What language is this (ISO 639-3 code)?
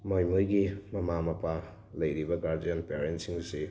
mni